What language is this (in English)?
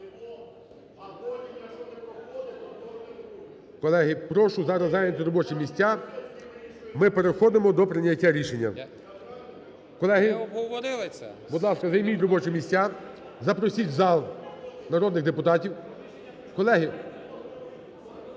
Ukrainian